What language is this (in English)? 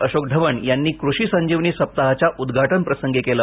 Marathi